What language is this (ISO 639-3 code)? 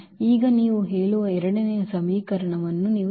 kan